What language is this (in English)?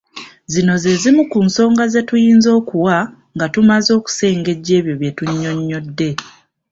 Ganda